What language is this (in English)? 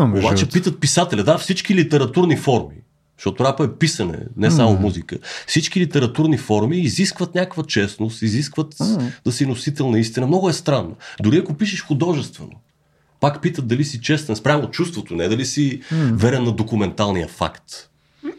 Bulgarian